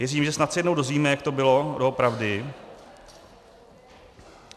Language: Czech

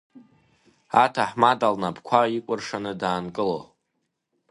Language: Abkhazian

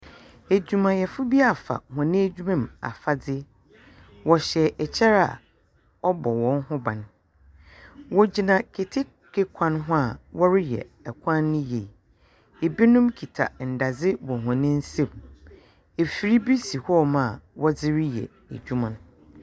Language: Akan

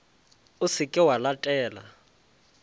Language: Northern Sotho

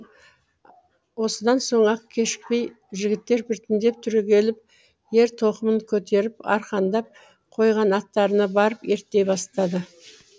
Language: Kazakh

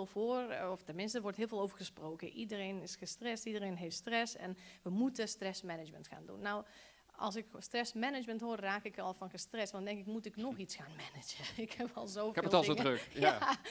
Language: Dutch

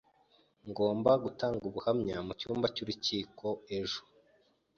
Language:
Kinyarwanda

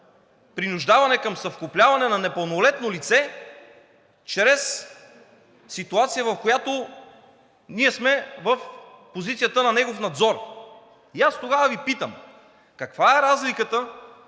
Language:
Bulgarian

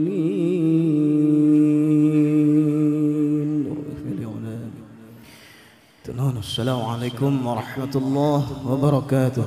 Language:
Arabic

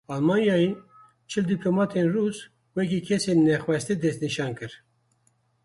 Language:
Kurdish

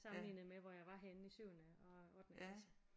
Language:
Danish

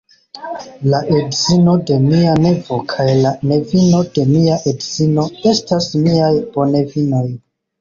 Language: Esperanto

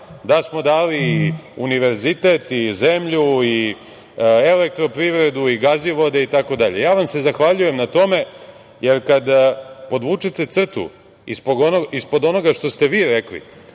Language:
Serbian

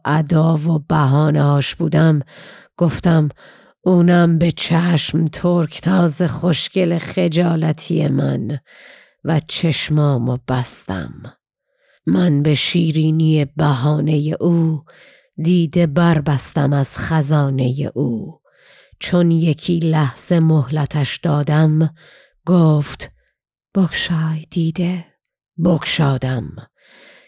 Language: Persian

